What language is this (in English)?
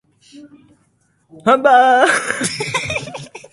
Japanese